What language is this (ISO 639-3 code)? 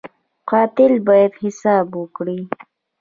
pus